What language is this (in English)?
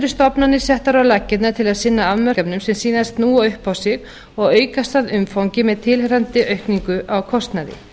Icelandic